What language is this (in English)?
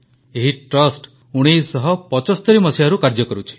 Odia